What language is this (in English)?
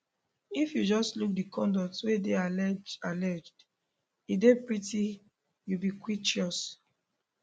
Nigerian Pidgin